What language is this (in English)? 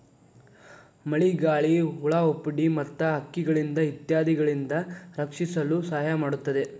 Kannada